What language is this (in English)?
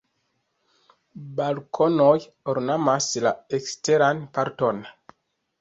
Esperanto